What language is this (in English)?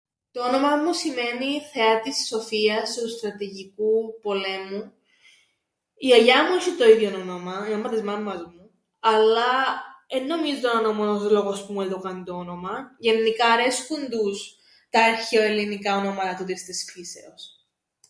Greek